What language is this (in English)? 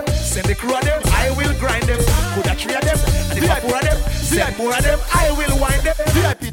English